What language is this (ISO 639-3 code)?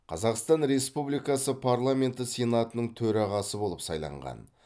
kaz